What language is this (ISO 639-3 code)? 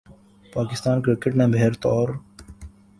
urd